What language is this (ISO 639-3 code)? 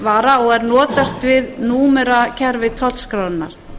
isl